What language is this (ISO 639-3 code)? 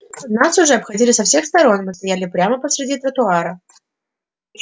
rus